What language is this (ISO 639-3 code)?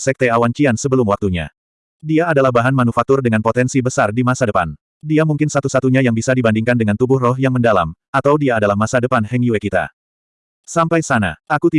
ind